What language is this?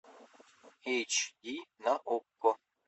Russian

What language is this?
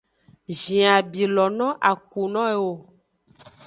Aja (Benin)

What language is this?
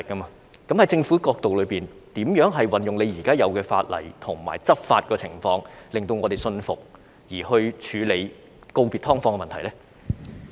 Cantonese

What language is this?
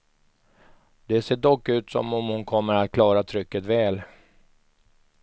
Swedish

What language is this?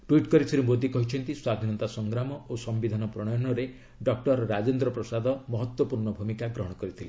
Odia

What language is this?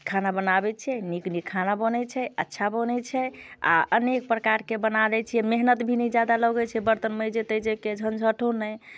Maithili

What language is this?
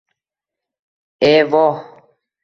Uzbek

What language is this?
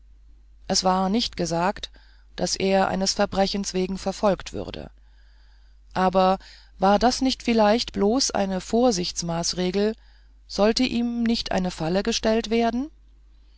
German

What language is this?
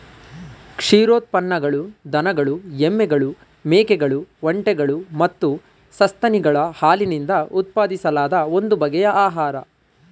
Kannada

